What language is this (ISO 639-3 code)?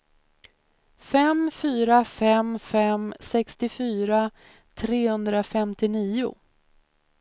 swe